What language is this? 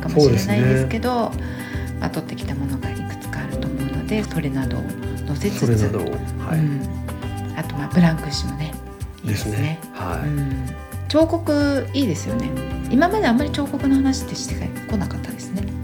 Japanese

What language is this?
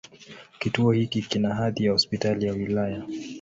Swahili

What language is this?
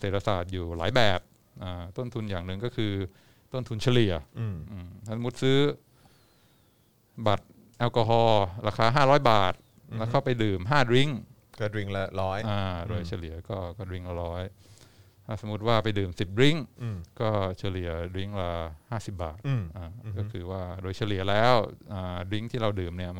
Thai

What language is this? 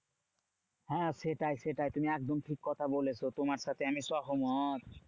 Bangla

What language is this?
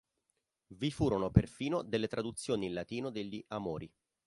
Italian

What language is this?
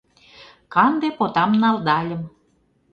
Mari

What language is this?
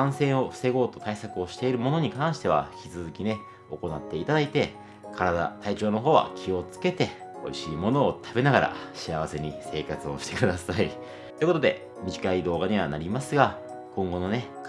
Japanese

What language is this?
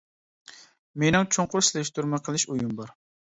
Uyghur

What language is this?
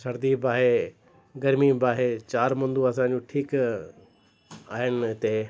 Sindhi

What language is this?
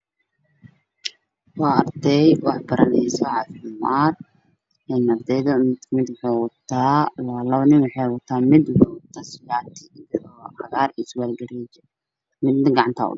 Somali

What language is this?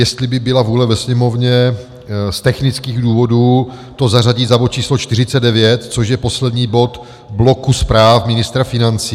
Czech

